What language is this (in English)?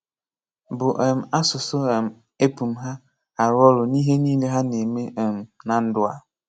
Igbo